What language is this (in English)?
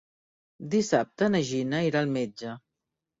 Catalan